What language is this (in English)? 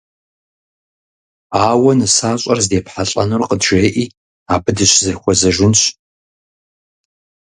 Kabardian